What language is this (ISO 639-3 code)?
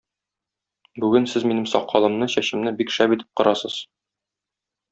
tat